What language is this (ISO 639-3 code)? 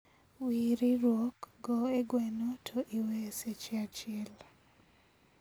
luo